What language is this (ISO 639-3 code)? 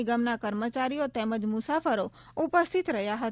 guj